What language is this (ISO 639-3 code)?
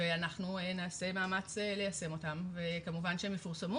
heb